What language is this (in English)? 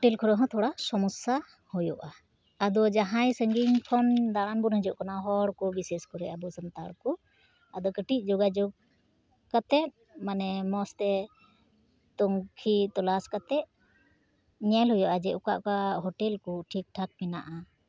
Santali